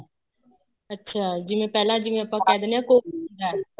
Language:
Punjabi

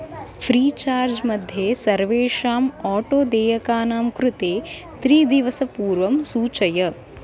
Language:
Sanskrit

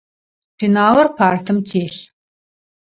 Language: Adyghe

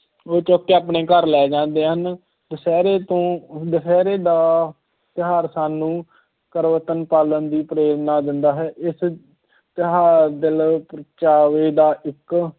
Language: Punjabi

